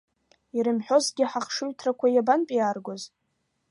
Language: Abkhazian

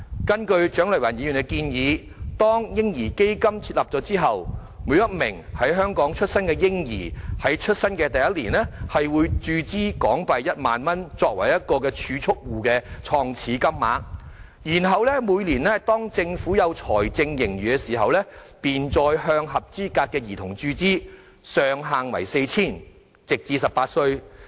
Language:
Cantonese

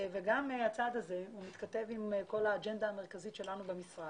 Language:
Hebrew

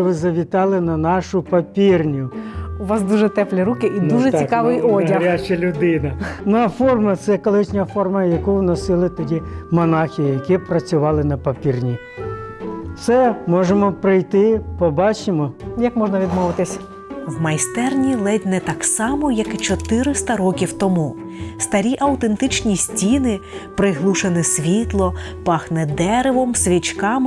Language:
Ukrainian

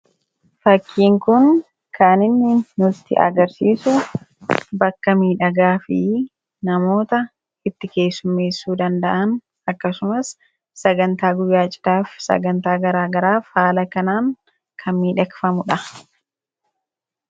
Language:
Oromo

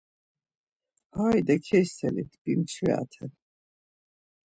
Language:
Laz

